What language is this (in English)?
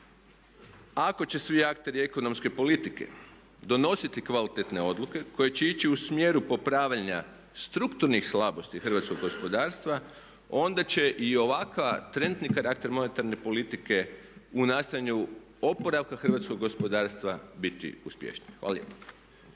Croatian